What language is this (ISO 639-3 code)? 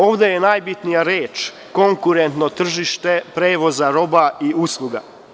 srp